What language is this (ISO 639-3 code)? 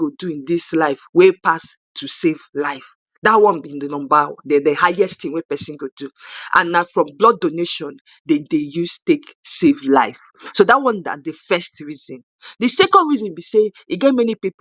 pcm